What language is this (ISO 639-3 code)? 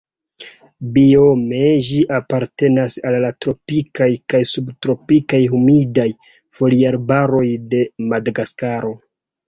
epo